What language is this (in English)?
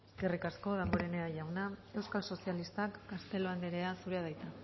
Basque